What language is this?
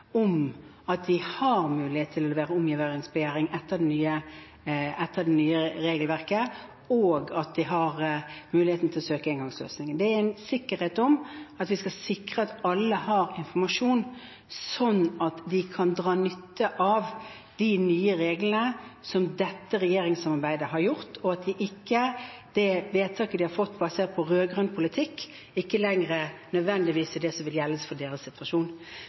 Norwegian Bokmål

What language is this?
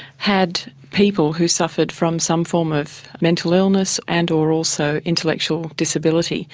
English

